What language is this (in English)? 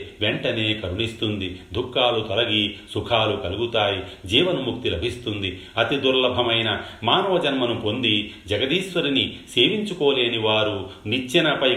Telugu